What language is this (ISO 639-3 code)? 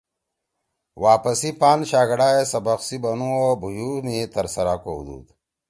trw